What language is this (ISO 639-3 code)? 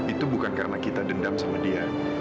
ind